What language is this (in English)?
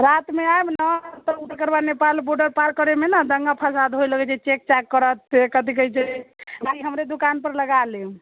Maithili